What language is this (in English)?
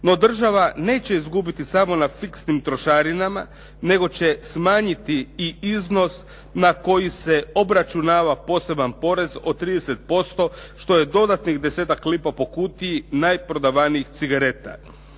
Croatian